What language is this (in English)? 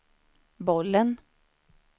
Swedish